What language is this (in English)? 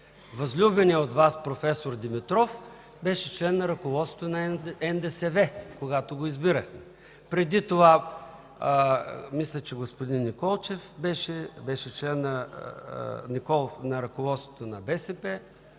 Bulgarian